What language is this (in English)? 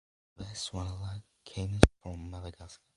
English